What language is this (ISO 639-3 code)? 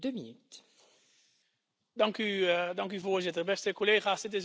nld